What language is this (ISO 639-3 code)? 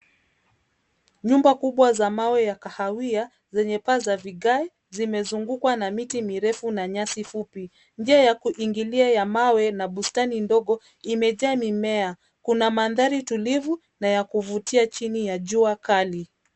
swa